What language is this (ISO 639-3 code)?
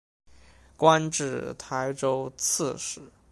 zho